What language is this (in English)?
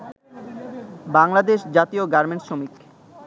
Bangla